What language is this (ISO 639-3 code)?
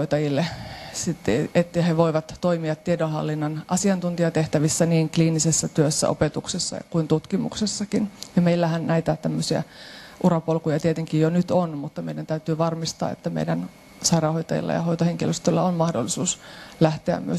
fin